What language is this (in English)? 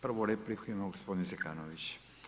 Croatian